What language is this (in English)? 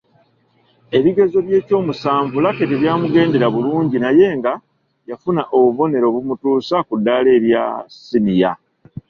Ganda